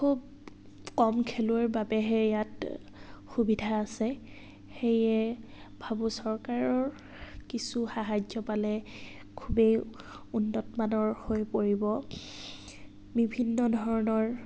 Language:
Assamese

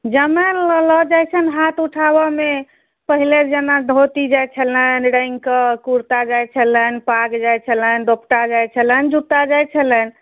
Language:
Maithili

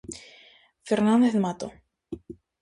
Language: Galician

